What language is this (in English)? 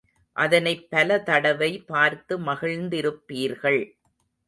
Tamil